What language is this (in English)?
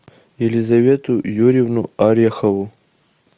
Russian